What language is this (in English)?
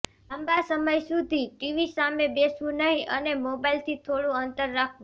Gujarati